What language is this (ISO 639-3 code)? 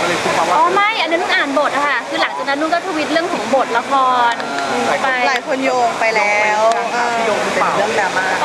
tha